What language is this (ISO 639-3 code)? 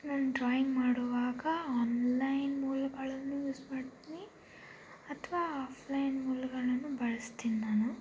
kan